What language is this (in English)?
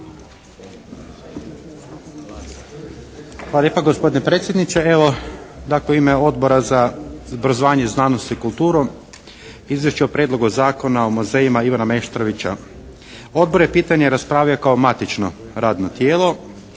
Croatian